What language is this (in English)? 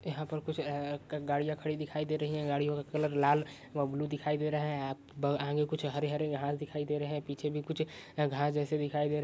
Magahi